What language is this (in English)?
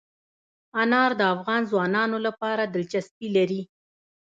Pashto